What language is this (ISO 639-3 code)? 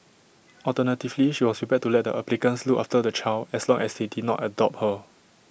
eng